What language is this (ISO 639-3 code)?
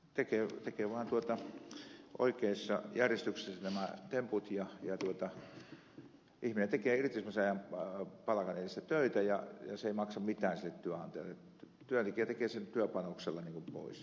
fin